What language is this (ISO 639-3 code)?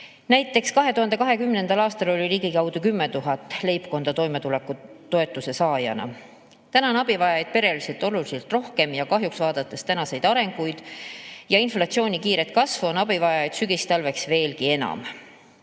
est